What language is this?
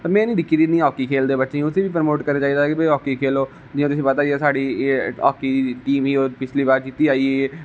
Dogri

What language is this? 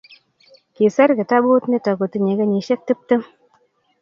Kalenjin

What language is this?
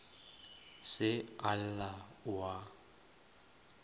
Northern Sotho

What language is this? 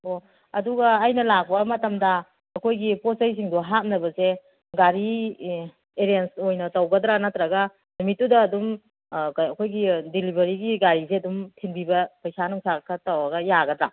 Manipuri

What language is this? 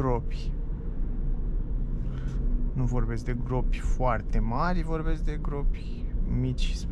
Romanian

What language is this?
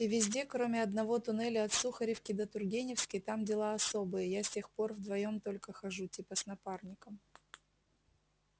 Russian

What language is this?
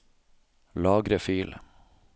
Norwegian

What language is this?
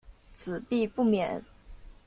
Chinese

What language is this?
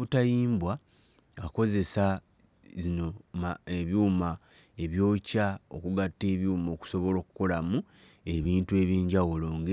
Ganda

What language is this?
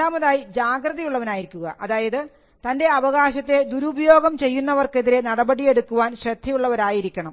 Malayalam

